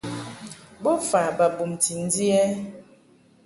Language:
Mungaka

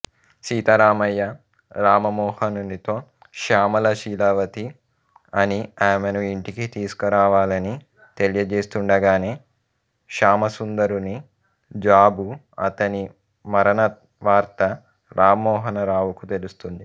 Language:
Telugu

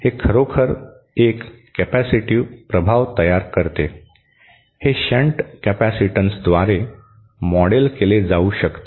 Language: Marathi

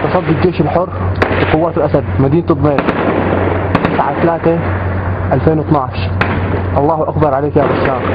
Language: Arabic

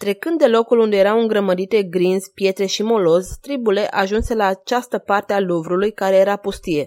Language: Romanian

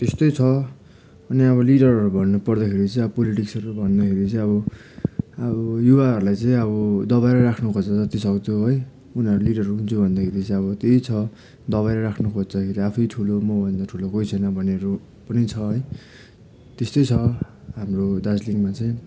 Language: Nepali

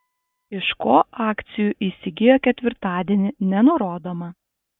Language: Lithuanian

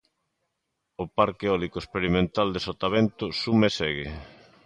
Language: Galician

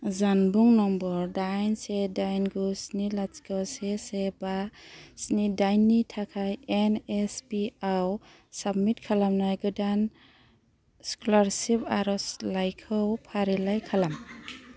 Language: Bodo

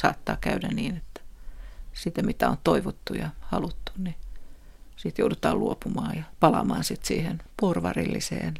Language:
Finnish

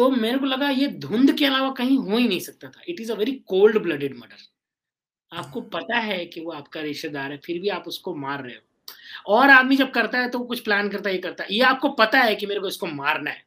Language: Hindi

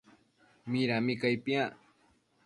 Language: Matsés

